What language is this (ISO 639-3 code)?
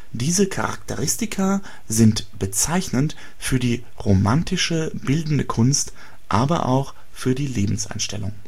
deu